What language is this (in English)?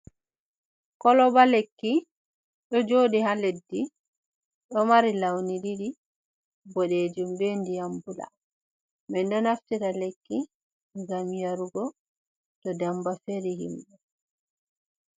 Fula